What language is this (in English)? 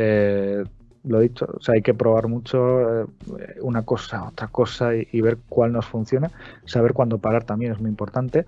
Spanish